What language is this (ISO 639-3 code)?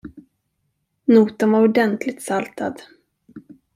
swe